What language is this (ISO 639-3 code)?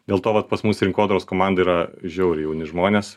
lit